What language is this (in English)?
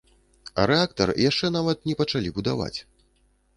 Belarusian